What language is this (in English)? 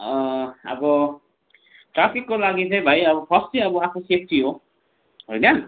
Nepali